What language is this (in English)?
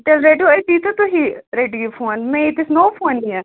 Kashmiri